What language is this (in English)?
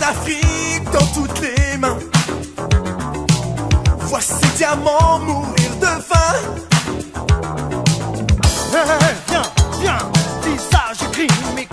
French